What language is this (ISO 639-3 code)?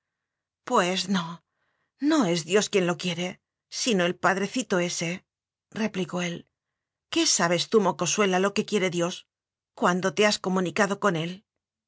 spa